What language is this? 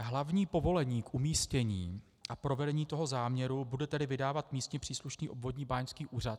Czech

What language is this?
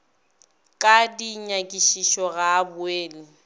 Northern Sotho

